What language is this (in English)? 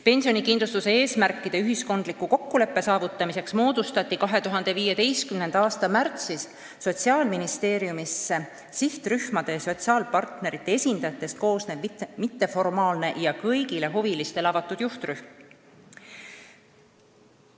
Estonian